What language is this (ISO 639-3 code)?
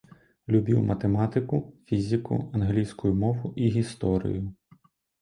bel